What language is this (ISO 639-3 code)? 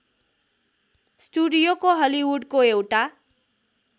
nep